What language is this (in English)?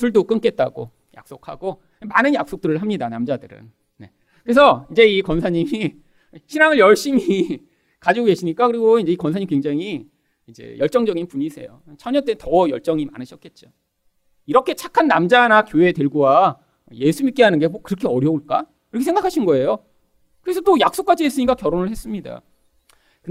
Korean